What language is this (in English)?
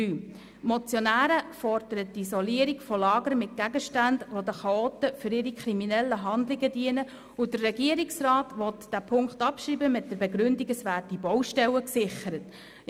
Swiss German